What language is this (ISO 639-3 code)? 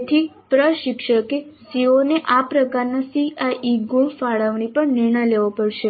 guj